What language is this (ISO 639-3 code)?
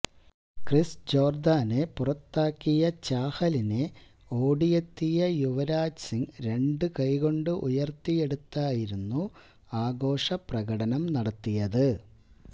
mal